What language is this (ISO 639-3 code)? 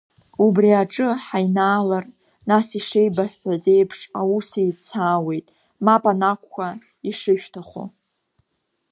abk